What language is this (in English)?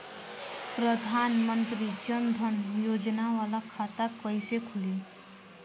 Bhojpuri